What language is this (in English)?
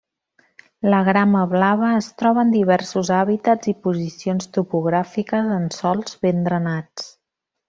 Catalan